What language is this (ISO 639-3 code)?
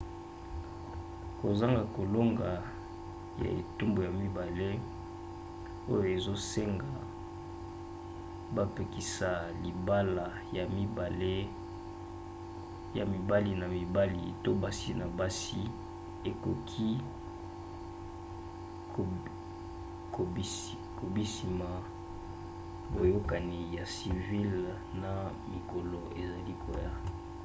lin